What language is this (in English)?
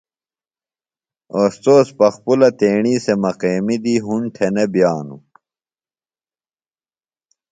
Phalura